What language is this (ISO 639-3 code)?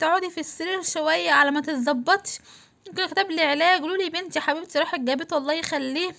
ara